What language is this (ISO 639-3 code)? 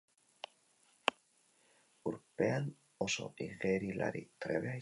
eus